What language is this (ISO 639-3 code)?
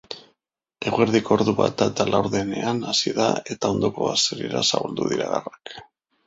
eus